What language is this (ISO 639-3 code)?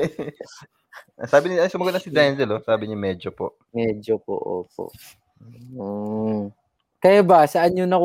fil